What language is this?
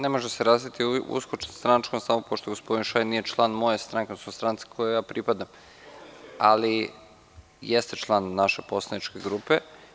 Serbian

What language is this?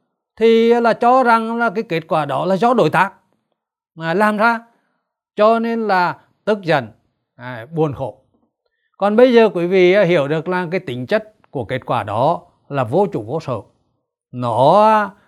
Vietnamese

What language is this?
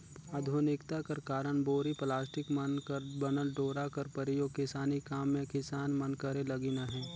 Chhattisgarhi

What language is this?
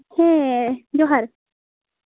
Santali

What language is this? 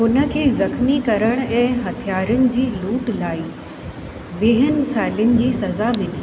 Sindhi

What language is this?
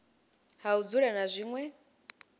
Venda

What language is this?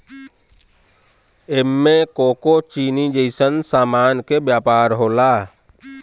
Bhojpuri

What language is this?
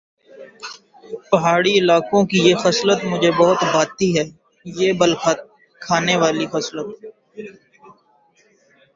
Urdu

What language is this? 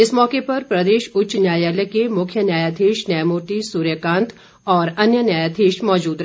Hindi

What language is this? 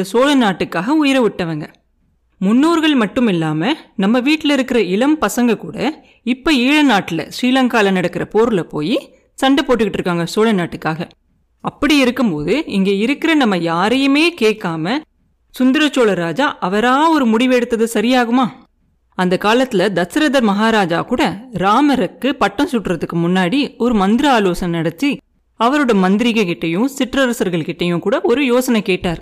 Tamil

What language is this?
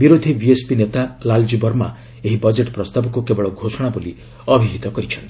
Odia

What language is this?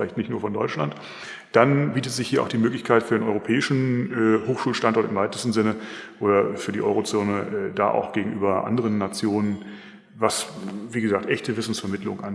German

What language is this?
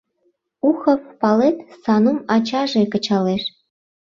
Mari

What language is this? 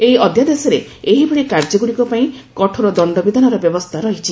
Odia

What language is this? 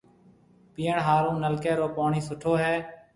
Marwari (Pakistan)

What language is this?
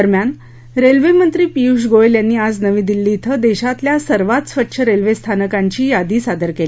Marathi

